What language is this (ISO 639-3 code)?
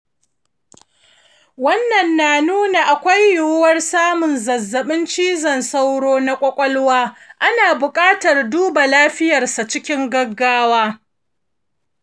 hau